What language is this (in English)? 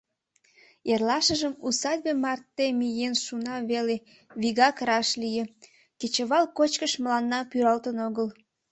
Mari